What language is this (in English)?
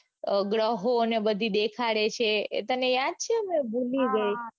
Gujarati